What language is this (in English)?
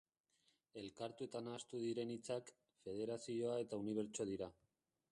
Basque